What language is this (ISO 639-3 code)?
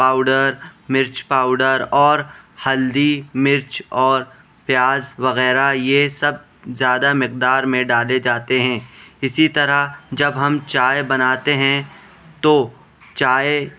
urd